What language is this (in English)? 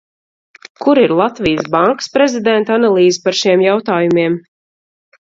Latvian